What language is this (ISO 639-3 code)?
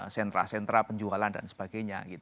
ind